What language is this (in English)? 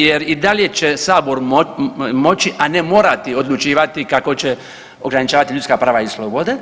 Croatian